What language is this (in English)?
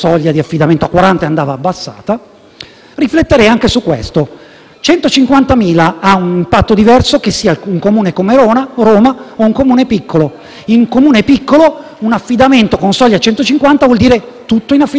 Italian